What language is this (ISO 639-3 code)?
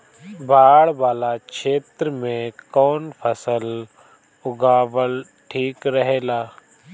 bho